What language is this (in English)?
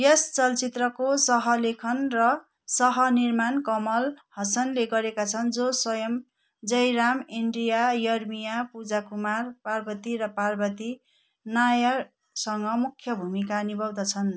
Nepali